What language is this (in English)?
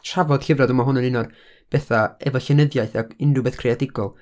Welsh